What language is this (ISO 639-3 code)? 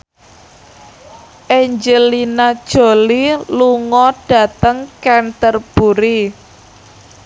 jav